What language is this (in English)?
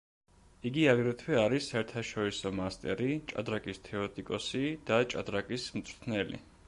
Georgian